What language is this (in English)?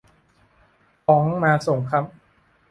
Thai